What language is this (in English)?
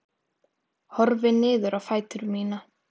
Icelandic